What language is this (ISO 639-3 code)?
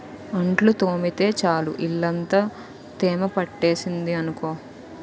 tel